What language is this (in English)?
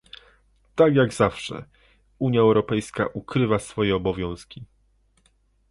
Polish